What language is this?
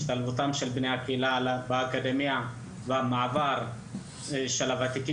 Hebrew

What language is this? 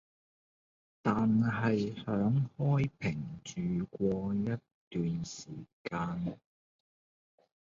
Cantonese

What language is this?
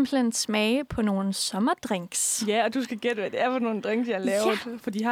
Danish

